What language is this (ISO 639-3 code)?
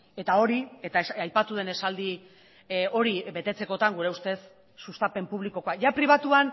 eus